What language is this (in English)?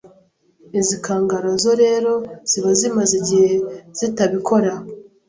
Kinyarwanda